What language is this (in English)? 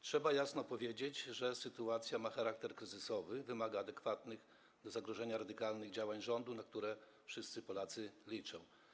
Polish